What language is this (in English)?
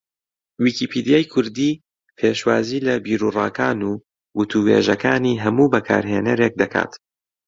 Central Kurdish